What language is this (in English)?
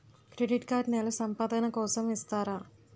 Telugu